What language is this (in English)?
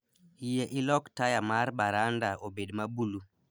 Luo (Kenya and Tanzania)